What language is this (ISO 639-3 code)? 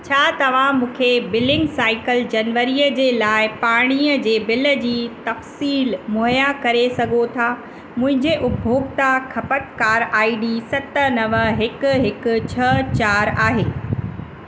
snd